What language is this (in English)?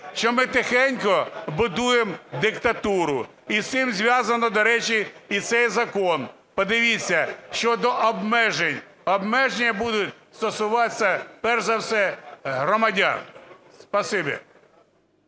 Ukrainian